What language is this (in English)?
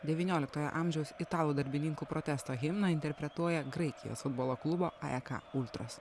Lithuanian